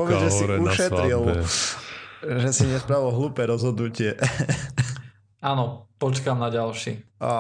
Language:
Slovak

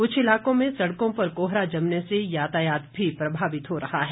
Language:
Hindi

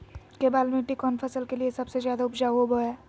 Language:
Magahi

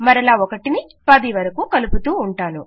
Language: Telugu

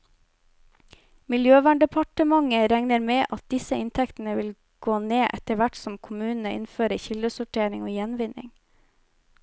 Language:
Norwegian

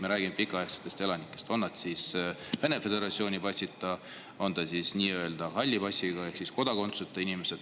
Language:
Estonian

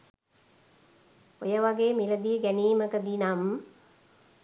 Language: Sinhala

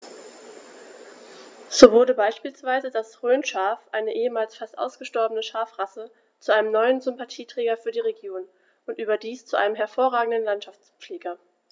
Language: German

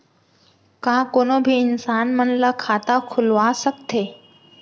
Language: Chhattisgarhi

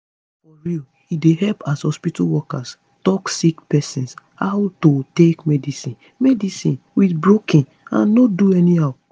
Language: Nigerian Pidgin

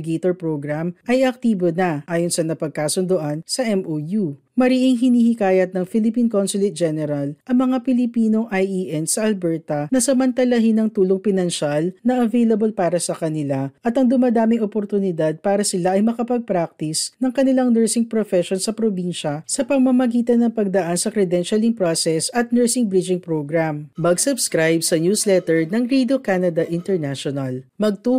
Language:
Filipino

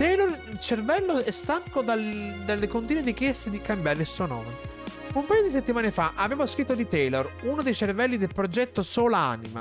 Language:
Italian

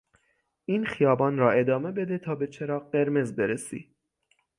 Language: Persian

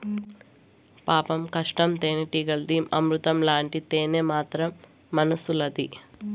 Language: Telugu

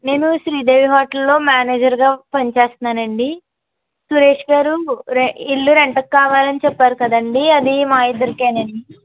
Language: Telugu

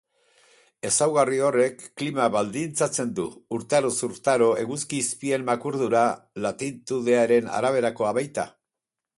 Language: Basque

